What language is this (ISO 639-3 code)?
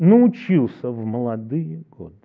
rus